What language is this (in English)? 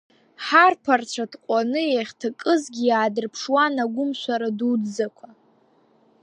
Abkhazian